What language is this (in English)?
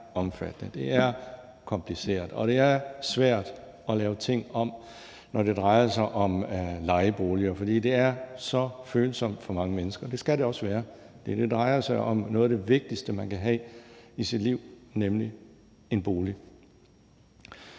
Danish